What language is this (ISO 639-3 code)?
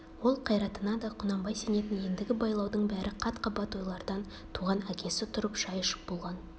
kaz